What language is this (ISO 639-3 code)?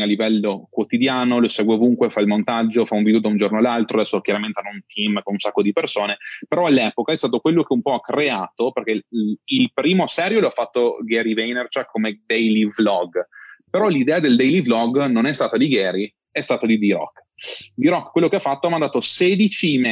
ita